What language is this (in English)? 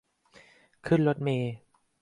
Thai